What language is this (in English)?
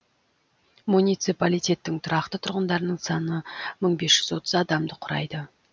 Kazakh